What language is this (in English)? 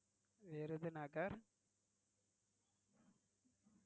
Tamil